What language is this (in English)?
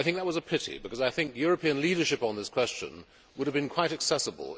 English